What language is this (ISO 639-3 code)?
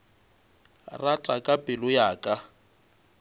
nso